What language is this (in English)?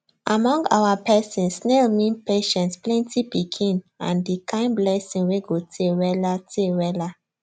Nigerian Pidgin